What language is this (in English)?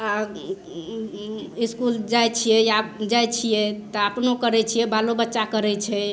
Maithili